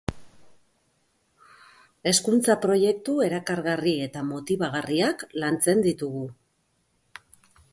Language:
Basque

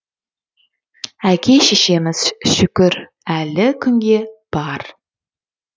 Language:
Kazakh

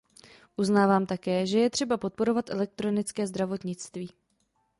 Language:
Czech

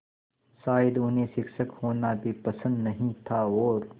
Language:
Hindi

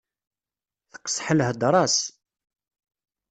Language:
Kabyle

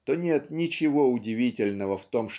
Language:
Russian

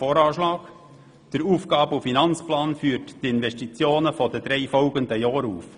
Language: Swiss German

